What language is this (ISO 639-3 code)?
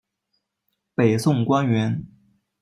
zho